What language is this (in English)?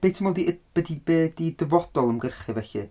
Welsh